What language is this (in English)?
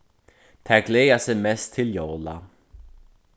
Faroese